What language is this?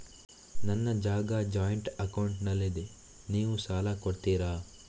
Kannada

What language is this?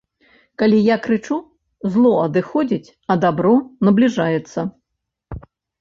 Belarusian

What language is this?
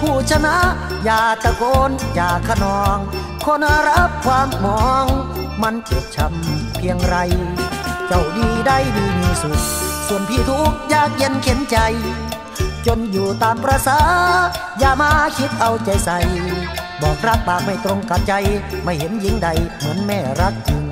Thai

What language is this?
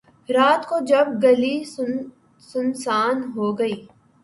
Urdu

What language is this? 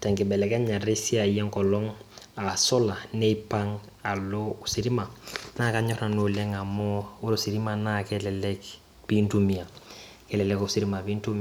Masai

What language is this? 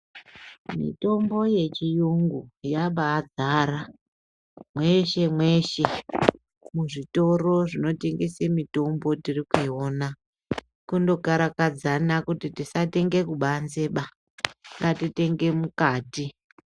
Ndau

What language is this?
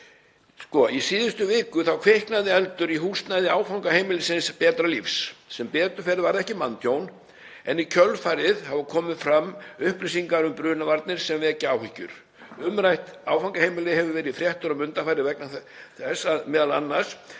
Icelandic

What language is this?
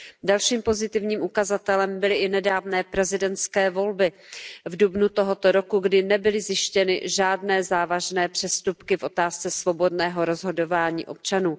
Czech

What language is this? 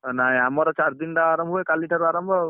Odia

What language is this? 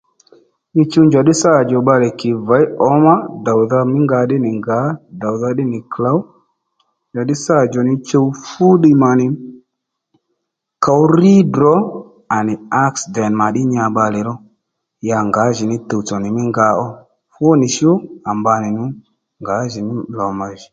Lendu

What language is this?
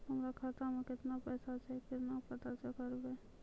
Maithili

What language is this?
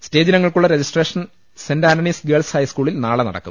Malayalam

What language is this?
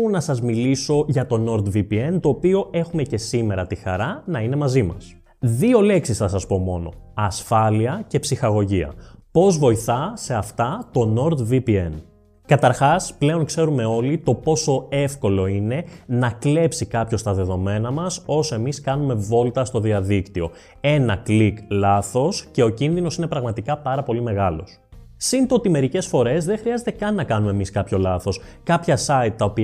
Greek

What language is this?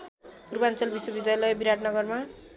Nepali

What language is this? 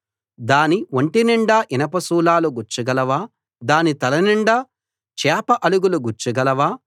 Telugu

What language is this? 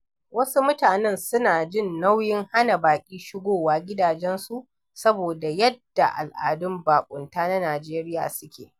Hausa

